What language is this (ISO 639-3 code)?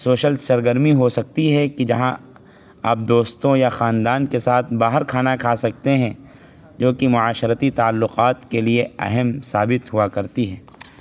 urd